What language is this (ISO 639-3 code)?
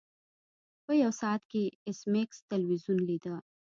pus